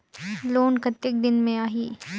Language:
Chhattisgarhi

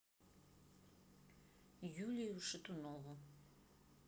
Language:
Russian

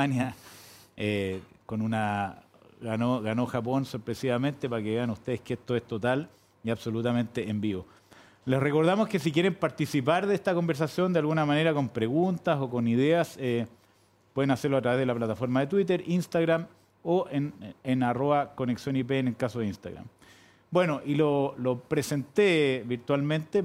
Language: Spanish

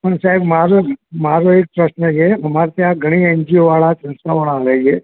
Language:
Gujarati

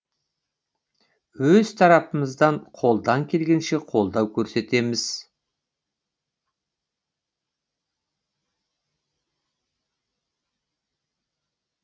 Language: Kazakh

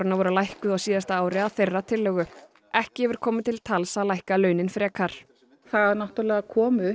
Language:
Icelandic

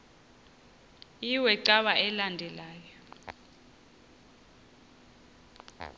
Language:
Xhosa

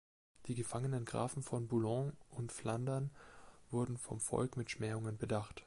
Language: German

